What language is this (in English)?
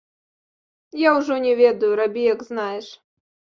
Belarusian